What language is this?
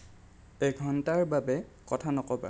Assamese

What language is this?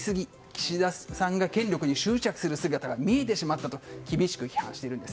Japanese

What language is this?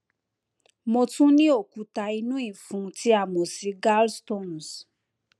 Yoruba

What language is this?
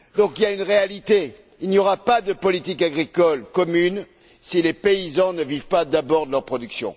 French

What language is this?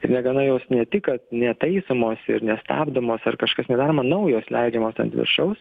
Lithuanian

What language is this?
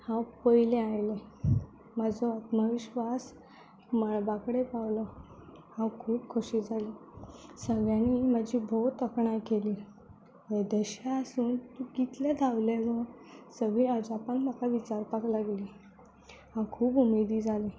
Konkani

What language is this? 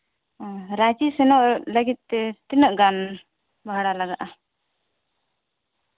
Santali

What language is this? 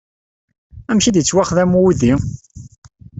Kabyle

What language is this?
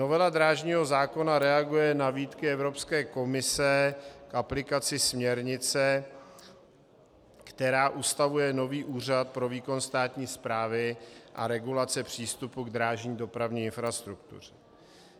Czech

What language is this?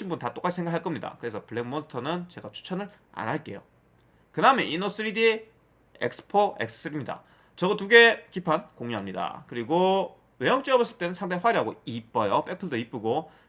Korean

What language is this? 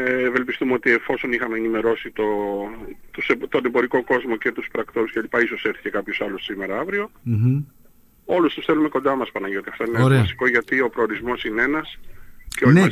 Greek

